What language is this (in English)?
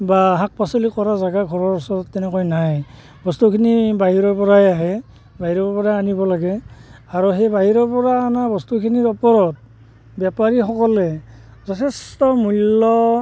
Assamese